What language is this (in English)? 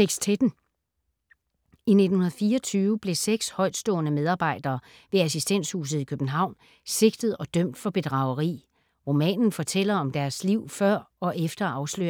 Danish